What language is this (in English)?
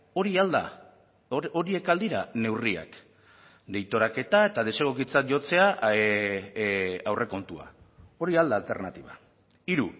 Basque